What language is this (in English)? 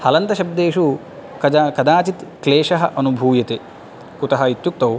Sanskrit